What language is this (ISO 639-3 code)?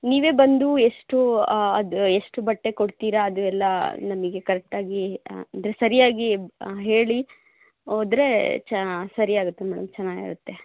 kan